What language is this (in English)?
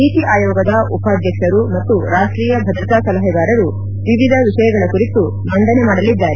Kannada